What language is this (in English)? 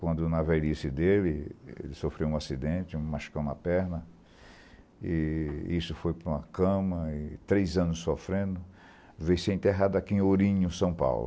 Portuguese